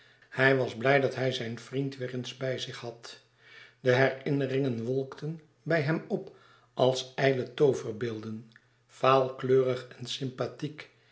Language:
Dutch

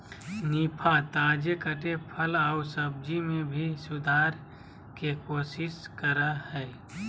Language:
Magahi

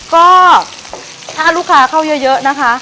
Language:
Thai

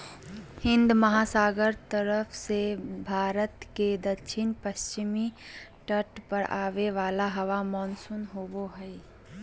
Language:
Magahi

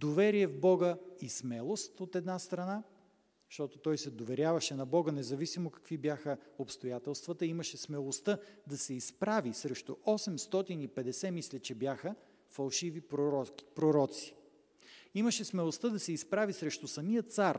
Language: Bulgarian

